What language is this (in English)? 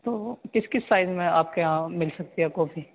Urdu